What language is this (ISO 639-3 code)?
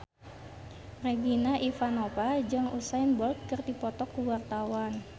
sun